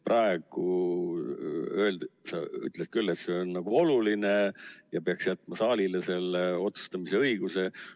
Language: Estonian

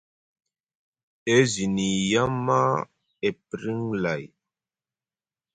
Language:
Musgu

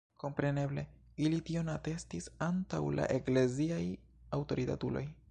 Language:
Esperanto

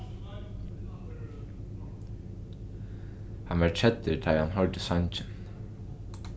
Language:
Faroese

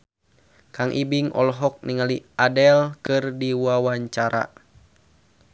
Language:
Sundanese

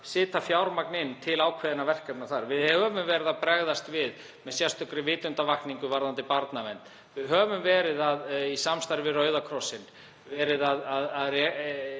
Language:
Icelandic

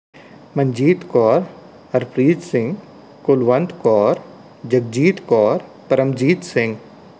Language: Punjabi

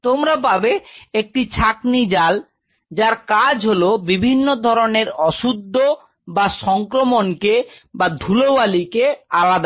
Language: Bangla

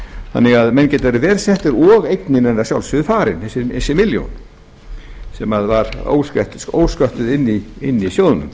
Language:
Icelandic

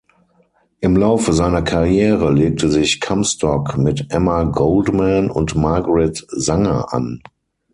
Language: German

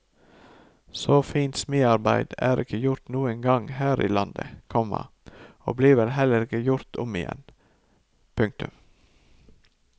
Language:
Norwegian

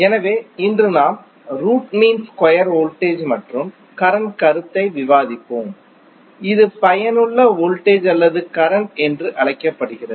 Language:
Tamil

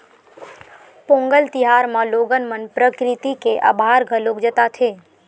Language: Chhattisgarhi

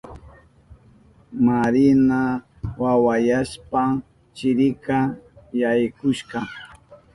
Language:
Southern Pastaza Quechua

